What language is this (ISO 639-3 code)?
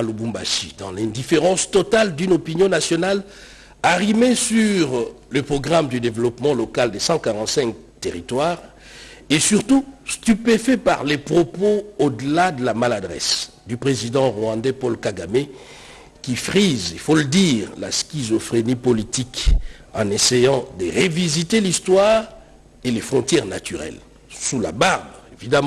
fra